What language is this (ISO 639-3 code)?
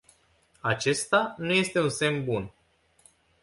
ron